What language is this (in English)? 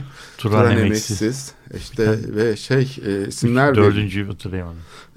Turkish